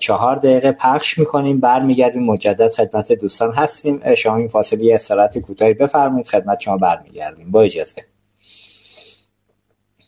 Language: Persian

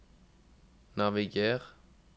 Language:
Norwegian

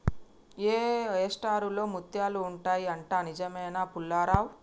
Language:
Telugu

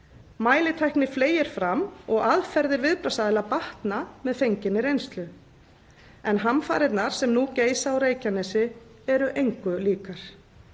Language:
Icelandic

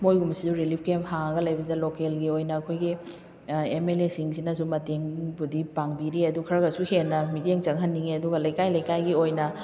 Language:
Manipuri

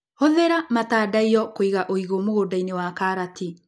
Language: Kikuyu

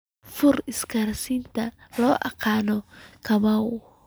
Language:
Somali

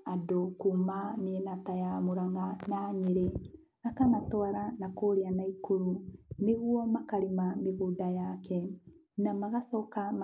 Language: Kikuyu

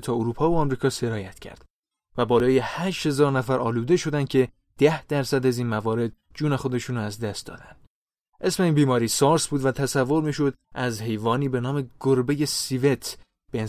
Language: Persian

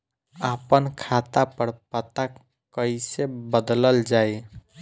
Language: Bhojpuri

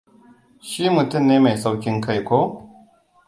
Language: Hausa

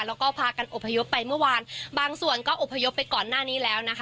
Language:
Thai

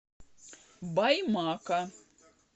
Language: Russian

